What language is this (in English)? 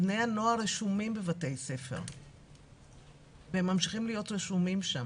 Hebrew